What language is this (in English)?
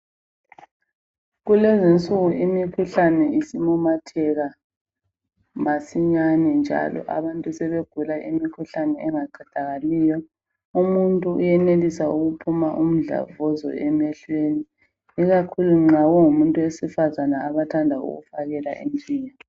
North Ndebele